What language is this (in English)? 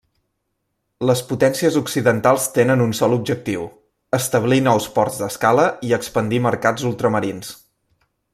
Catalan